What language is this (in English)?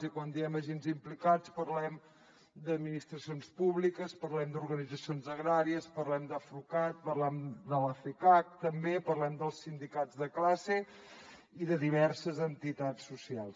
Catalan